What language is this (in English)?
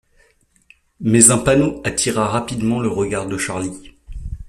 French